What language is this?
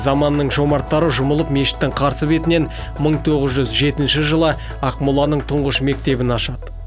Kazakh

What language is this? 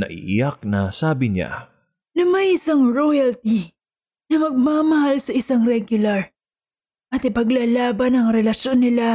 Filipino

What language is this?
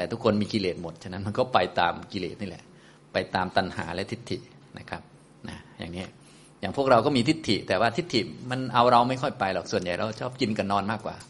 Thai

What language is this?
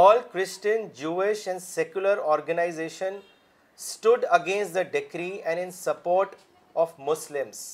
Urdu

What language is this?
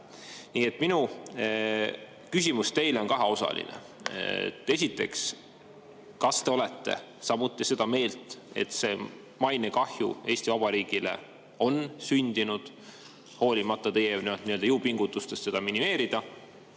Estonian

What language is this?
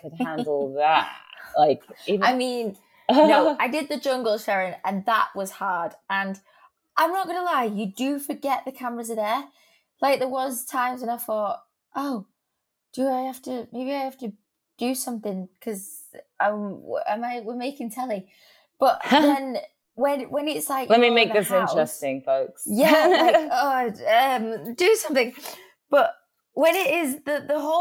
English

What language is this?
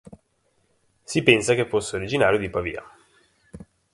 Italian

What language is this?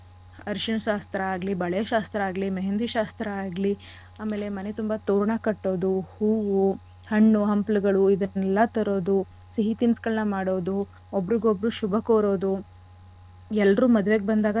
Kannada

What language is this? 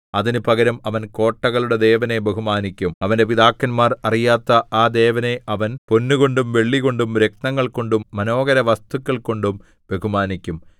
Malayalam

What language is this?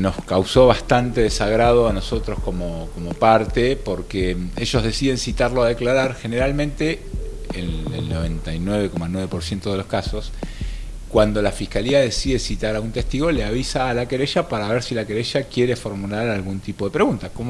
Spanish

